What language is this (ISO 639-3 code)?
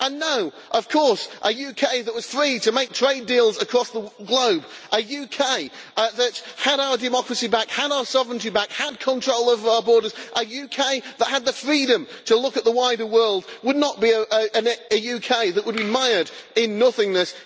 eng